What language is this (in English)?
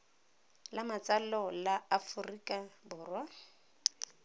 Tswana